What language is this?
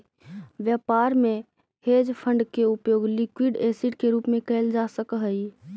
Magahi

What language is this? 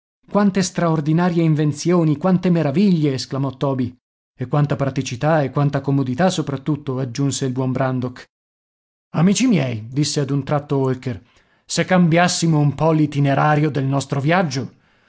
Italian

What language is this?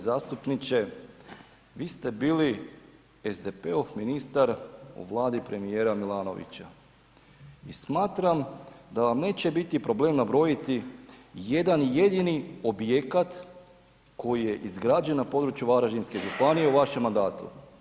Croatian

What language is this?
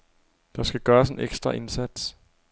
Danish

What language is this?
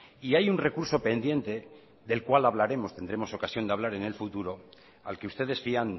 Spanish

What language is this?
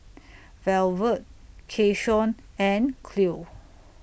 English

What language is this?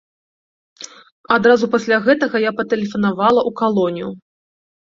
Belarusian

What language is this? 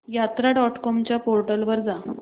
Marathi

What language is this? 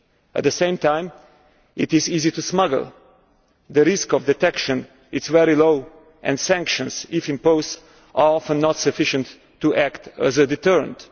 English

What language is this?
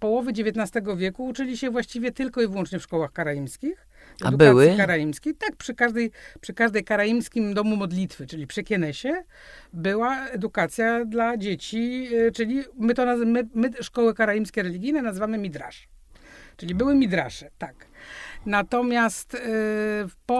Polish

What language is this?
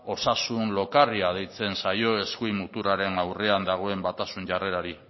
Basque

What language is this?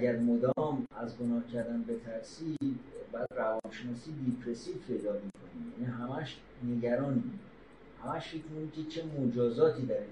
Persian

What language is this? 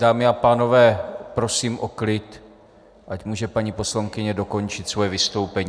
Czech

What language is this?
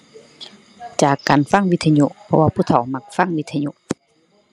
Thai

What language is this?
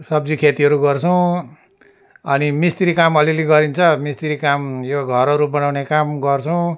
Nepali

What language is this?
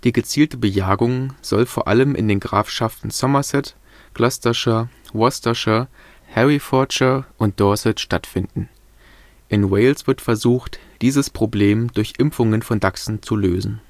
German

